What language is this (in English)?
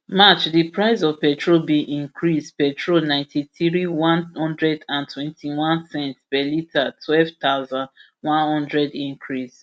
Nigerian Pidgin